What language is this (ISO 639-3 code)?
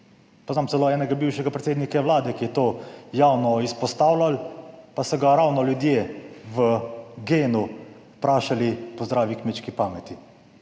slv